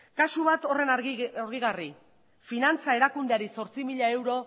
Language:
Basque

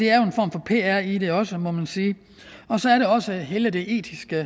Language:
Danish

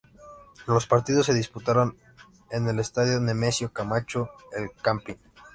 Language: Spanish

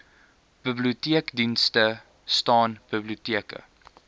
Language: Afrikaans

